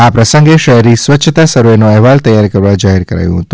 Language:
Gujarati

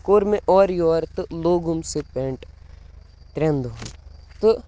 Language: Kashmiri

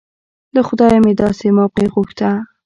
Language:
Pashto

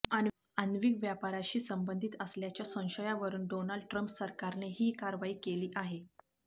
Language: Marathi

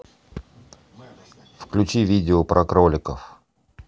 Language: Russian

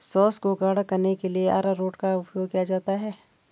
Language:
Hindi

